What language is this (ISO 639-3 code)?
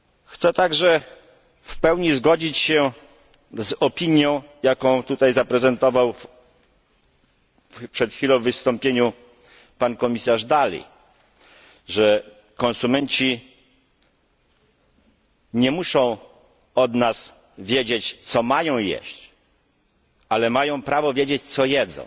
pol